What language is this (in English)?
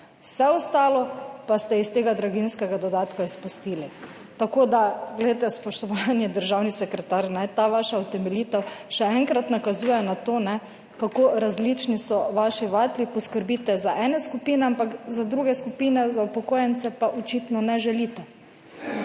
Slovenian